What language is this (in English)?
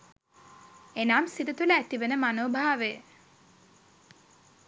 Sinhala